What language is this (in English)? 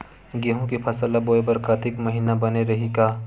Chhattisgarhi